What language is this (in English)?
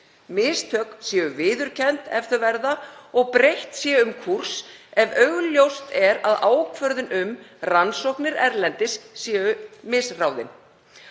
Icelandic